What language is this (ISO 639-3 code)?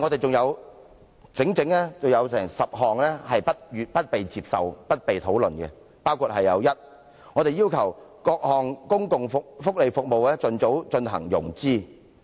yue